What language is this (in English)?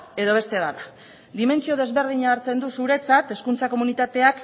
Basque